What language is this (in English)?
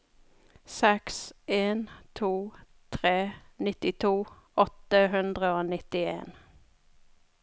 Norwegian